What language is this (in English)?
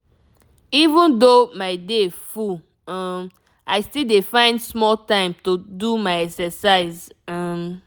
Nigerian Pidgin